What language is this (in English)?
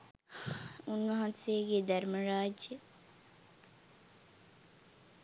Sinhala